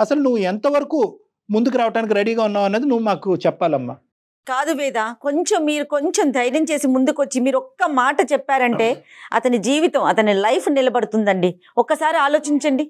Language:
Telugu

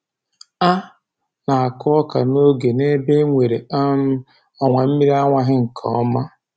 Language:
Igbo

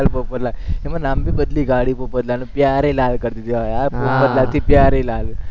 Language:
Gujarati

